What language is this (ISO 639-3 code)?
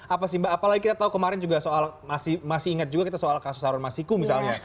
ind